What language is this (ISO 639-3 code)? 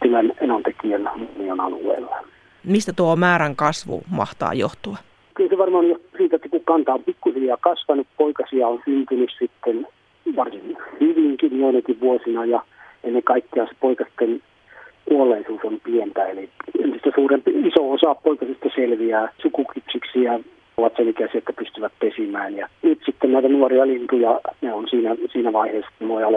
fin